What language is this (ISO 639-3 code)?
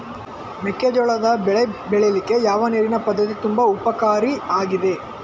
kan